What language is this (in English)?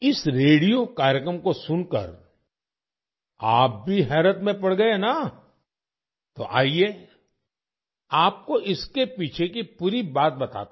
Hindi